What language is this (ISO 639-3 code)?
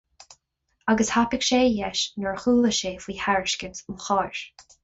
gle